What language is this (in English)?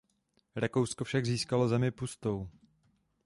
Czech